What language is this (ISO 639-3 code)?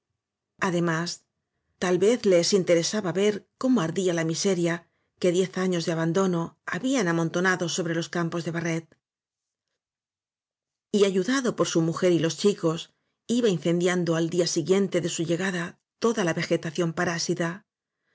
spa